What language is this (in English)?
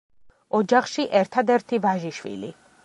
Georgian